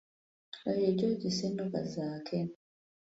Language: Ganda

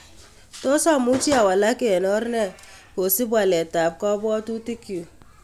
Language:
Kalenjin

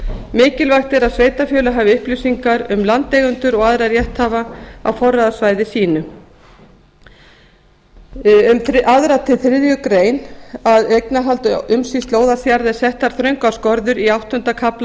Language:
Icelandic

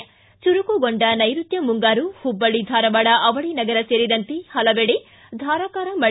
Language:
Kannada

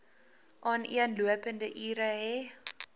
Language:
Afrikaans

